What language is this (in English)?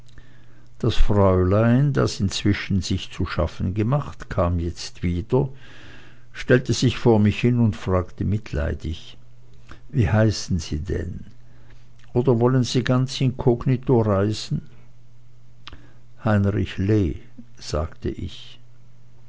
German